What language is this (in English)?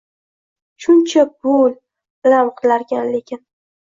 Uzbek